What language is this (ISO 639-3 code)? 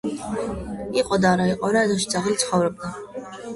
kat